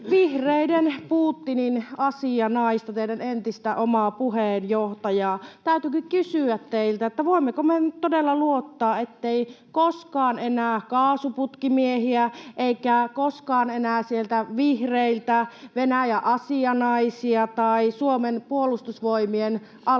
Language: Finnish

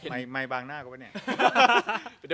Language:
Thai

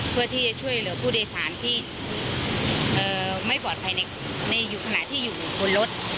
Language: Thai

